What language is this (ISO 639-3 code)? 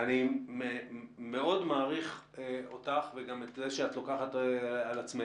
heb